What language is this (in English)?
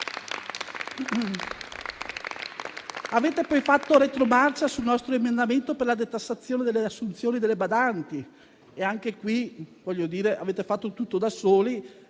Italian